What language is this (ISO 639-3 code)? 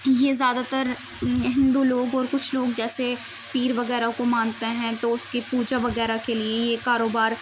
urd